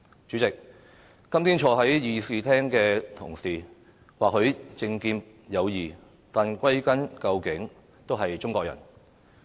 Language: Cantonese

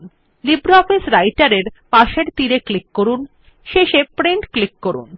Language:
Bangla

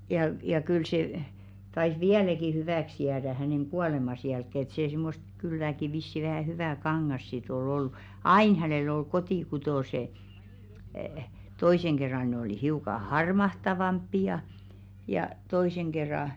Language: Finnish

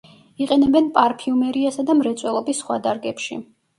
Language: Georgian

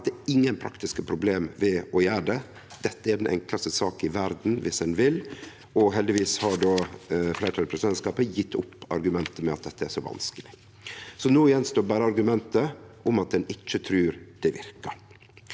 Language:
Norwegian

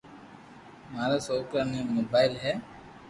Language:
Loarki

